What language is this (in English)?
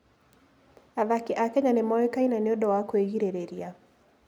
Kikuyu